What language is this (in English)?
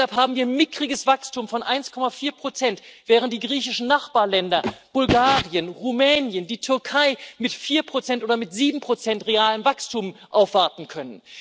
German